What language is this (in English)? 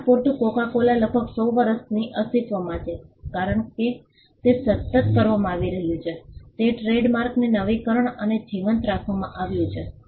Gujarati